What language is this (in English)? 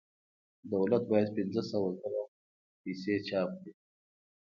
Pashto